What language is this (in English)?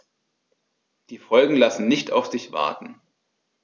German